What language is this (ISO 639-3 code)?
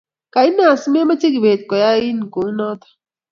kln